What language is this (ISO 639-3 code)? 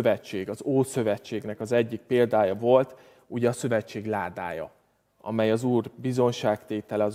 hun